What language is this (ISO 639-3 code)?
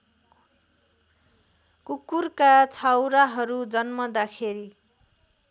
nep